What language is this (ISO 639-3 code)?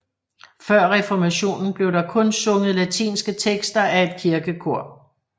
dan